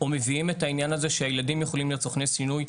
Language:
Hebrew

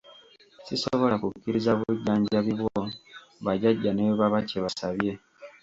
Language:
Ganda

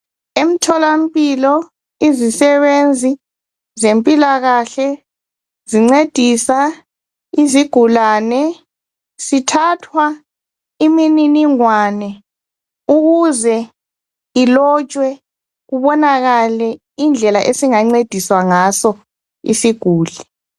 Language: North Ndebele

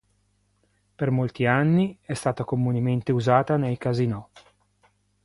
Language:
Italian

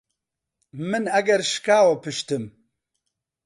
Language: Central Kurdish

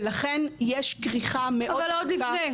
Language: Hebrew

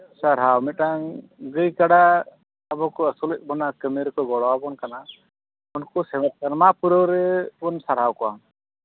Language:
Santali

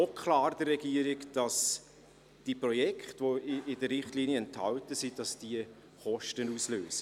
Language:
Swiss German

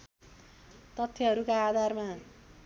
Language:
Nepali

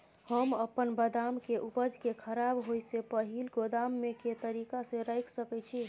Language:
Maithili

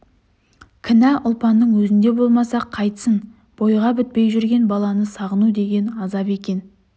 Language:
Kazakh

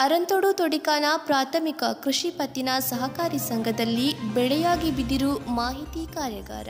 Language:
Kannada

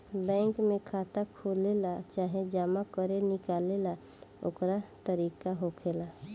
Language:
Bhojpuri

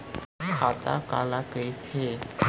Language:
Chhattisgarhi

